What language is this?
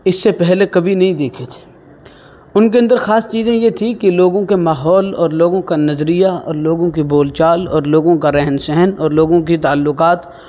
Urdu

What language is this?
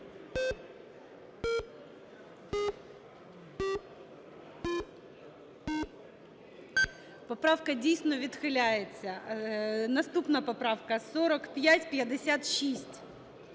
Ukrainian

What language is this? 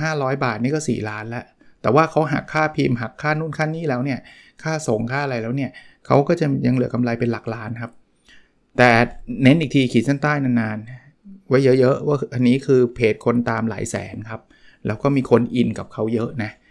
Thai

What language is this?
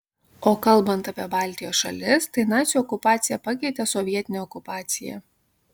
Lithuanian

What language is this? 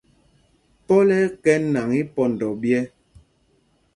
Mpumpong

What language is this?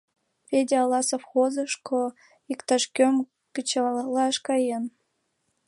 Mari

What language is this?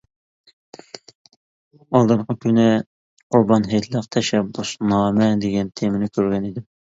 Uyghur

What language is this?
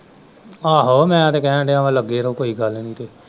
Punjabi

